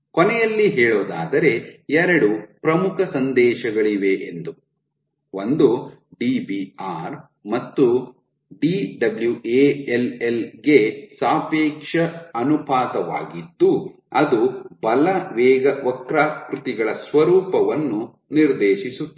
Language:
Kannada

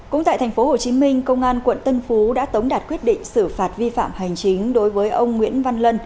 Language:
Vietnamese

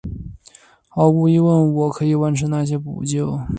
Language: Chinese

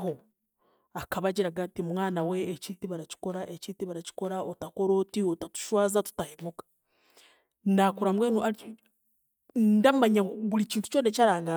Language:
Chiga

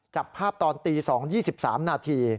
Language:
Thai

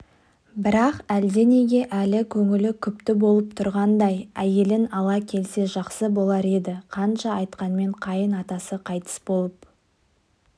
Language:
Kazakh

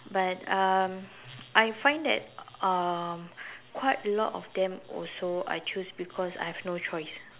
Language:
English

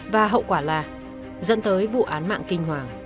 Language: Vietnamese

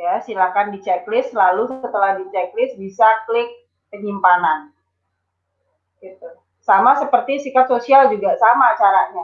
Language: Indonesian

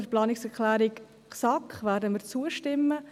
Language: Swiss German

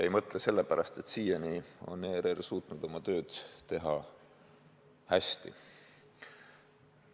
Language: Estonian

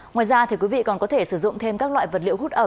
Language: Vietnamese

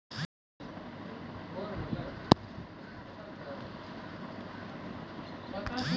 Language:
Maithili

